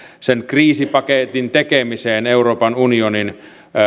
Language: Finnish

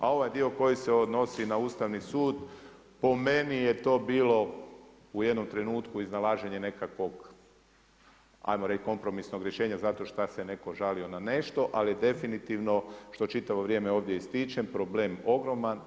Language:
Croatian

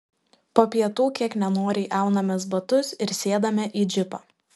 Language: Lithuanian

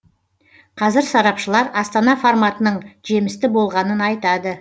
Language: Kazakh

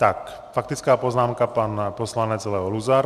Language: Czech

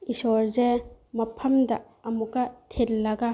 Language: Manipuri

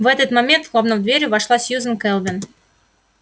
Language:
Russian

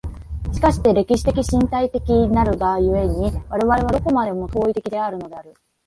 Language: Japanese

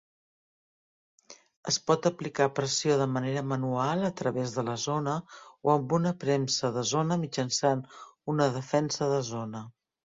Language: Catalan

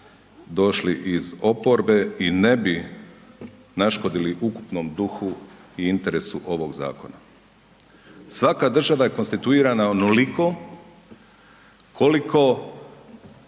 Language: Croatian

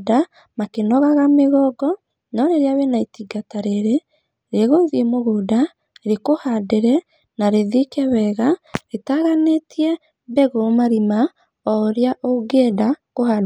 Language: Kikuyu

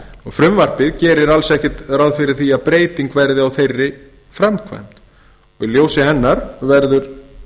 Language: Icelandic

